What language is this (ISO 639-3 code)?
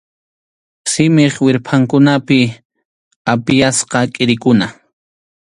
qxu